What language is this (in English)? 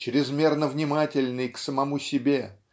Russian